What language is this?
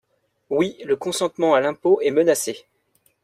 French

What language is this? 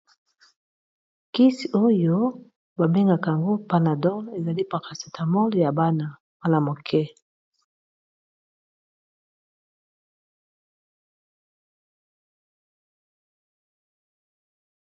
Lingala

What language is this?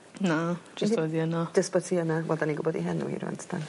Welsh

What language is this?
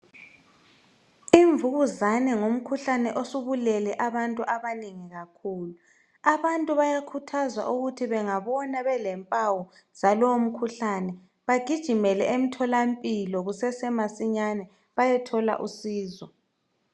North Ndebele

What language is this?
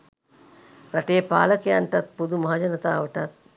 Sinhala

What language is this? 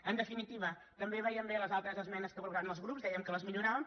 Catalan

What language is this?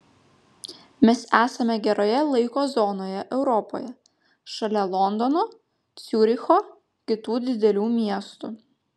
Lithuanian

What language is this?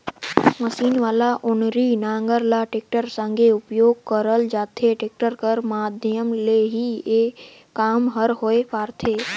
Chhattisgarhi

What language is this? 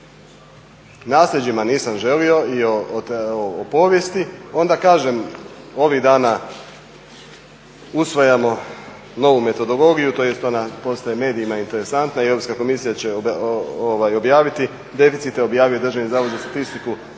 Croatian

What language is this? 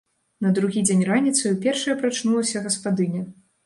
Belarusian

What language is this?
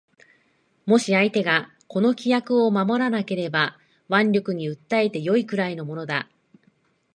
Japanese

